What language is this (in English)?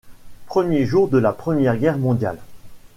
French